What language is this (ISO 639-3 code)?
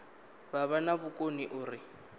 ven